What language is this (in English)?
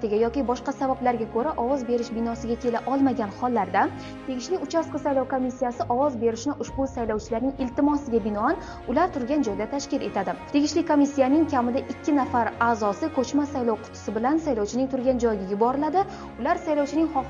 Uzbek